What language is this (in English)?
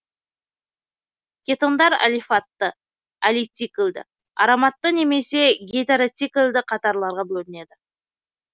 Kazakh